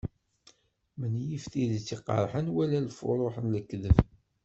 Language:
Kabyle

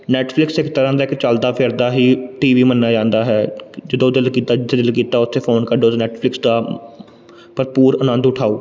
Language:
Punjabi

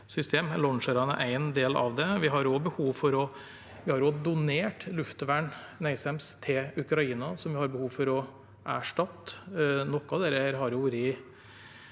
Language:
Norwegian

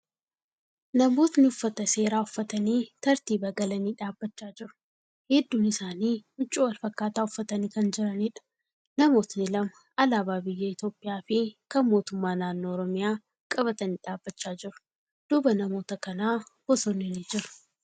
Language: Oromo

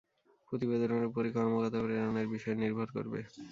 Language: Bangla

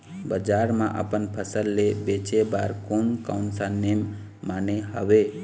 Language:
Chhattisgarhi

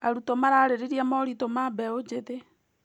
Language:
Kikuyu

